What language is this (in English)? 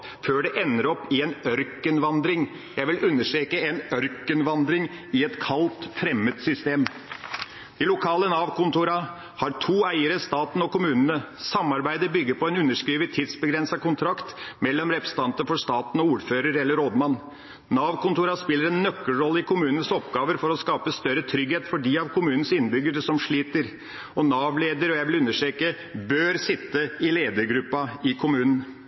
Norwegian Bokmål